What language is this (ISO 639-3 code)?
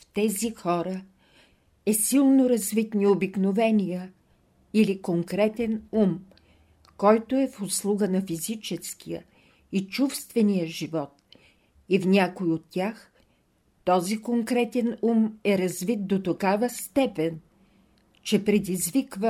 bul